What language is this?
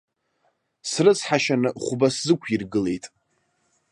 Abkhazian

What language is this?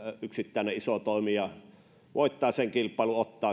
Finnish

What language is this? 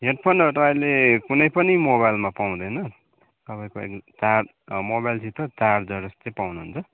Nepali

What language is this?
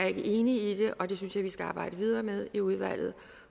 Danish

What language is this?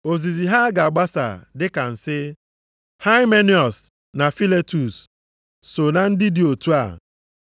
Igbo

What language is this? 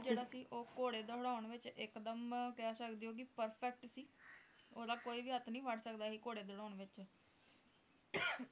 Punjabi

